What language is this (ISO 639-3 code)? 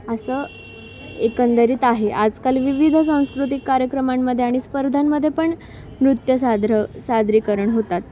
mar